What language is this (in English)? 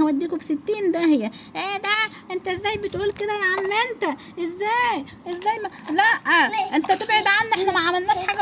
Arabic